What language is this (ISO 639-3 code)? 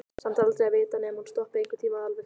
isl